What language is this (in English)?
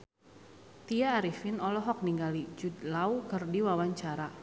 Sundanese